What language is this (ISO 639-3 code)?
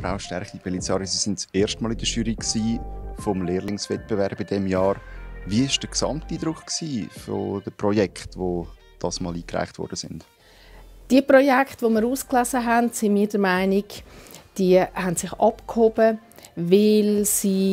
deu